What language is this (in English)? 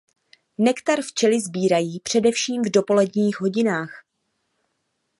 Czech